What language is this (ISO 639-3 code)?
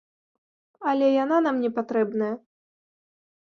bel